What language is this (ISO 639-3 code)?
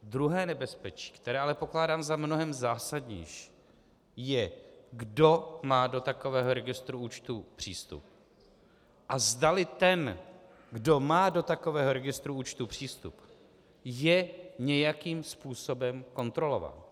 ces